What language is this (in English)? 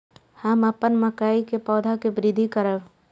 Maithili